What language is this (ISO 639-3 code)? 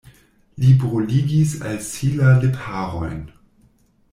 epo